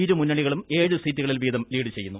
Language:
Malayalam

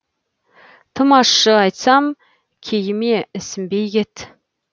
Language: Kazakh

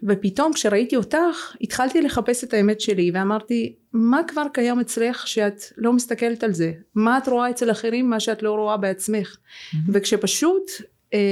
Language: Hebrew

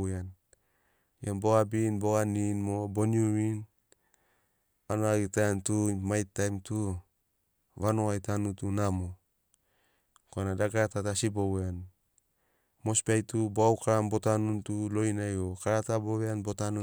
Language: Sinaugoro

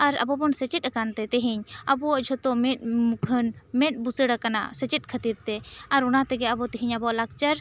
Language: Santali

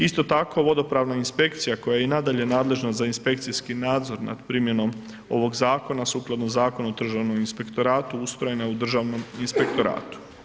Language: Croatian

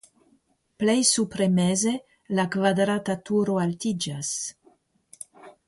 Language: Esperanto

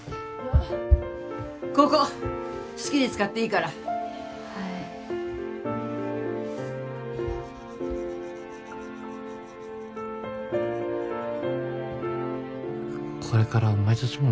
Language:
Japanese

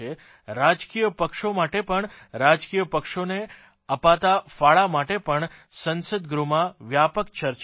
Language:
Gujarati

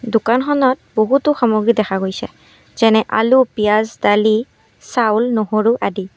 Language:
Assamese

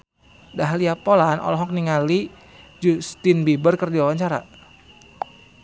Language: Sundanese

